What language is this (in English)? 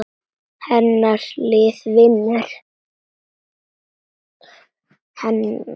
Icelandic